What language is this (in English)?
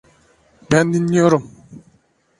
Turkish